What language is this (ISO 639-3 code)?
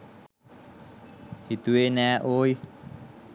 sin